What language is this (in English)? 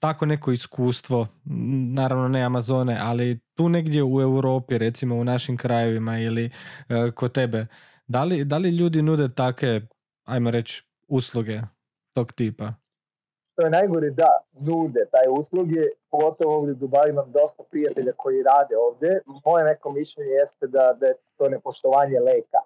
Croatian